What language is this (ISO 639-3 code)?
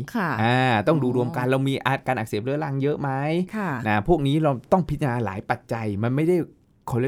tha